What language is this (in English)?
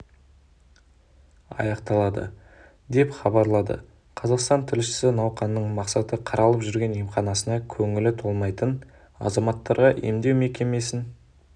Kazakh